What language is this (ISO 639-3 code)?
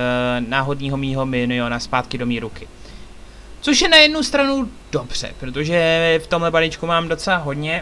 ces